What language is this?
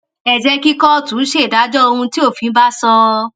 Yoruba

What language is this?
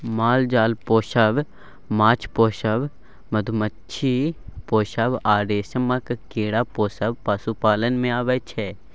Maithili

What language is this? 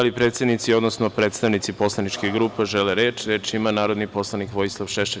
Serbian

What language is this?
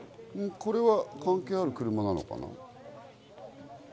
Japanese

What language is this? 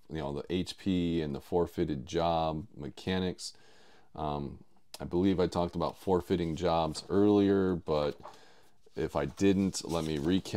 English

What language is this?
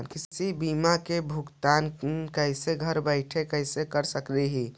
Magahi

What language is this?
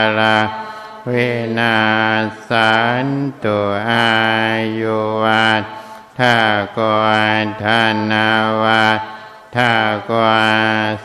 Thai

